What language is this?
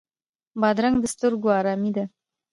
Pashto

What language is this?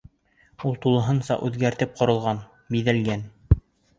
Bashkir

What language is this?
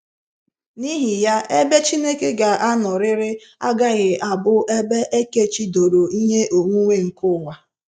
Igbo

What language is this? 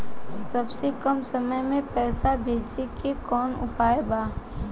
Bhojpuri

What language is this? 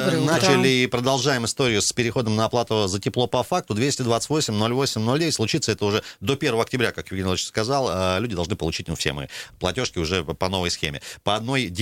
Russian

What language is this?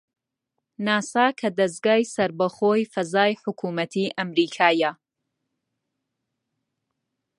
Central Kurdish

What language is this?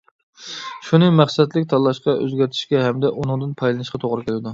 Uyghur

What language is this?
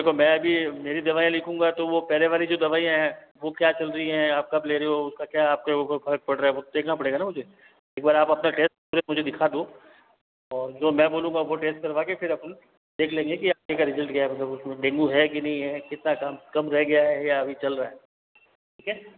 Hindi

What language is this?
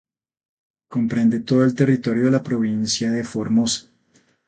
Spanish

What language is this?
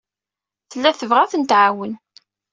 Kabyle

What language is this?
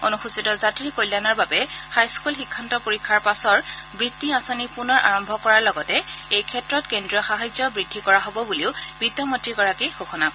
Assamese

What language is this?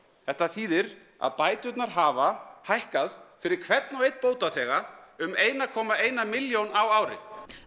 Icelandic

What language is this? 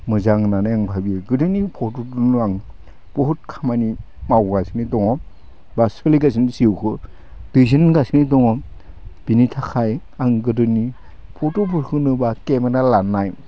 Bodo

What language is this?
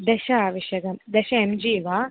Sanskrit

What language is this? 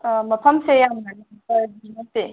Manipuri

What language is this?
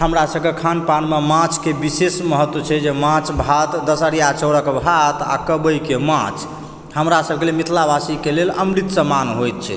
Maithili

